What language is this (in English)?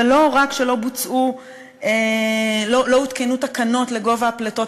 Hebrew